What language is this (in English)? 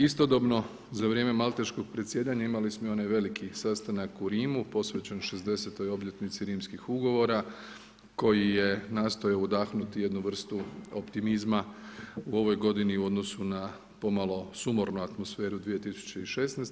Croatian